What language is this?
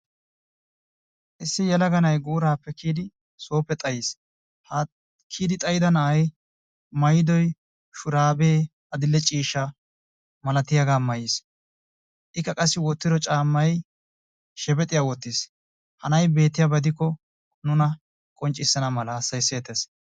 Wolaytta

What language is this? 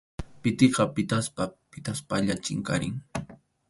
Arequipa-La Unión Quechua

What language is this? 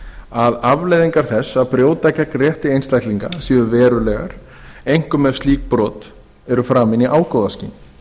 Icelandic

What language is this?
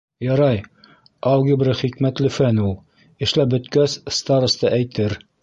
Bashkir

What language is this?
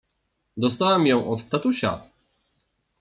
Polish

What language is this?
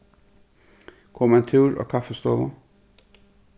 Faroese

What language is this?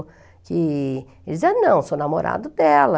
Portuguese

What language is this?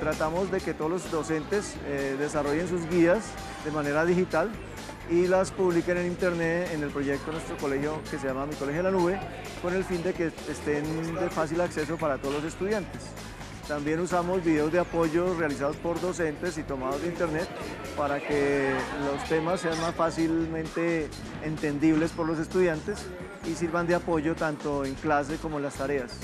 Spanish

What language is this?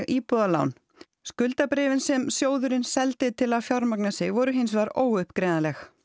Icelandic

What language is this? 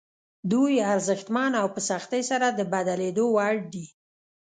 Pashto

